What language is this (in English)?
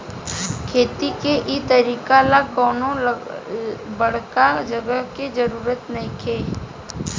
Bhojpuri